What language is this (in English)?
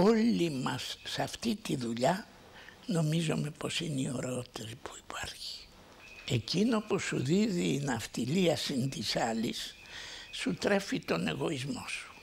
Greek